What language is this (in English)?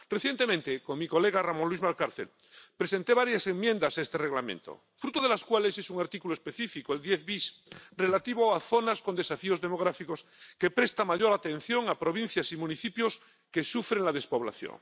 Spanish